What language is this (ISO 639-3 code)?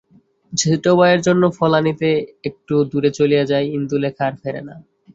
ben